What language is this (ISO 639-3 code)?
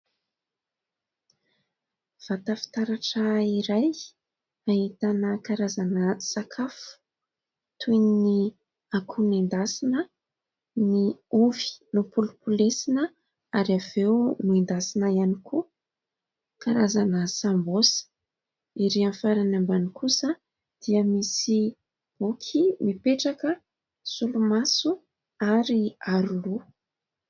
mlg